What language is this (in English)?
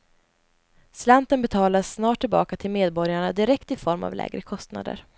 Swedish